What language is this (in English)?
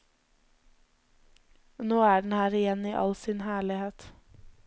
Norwegian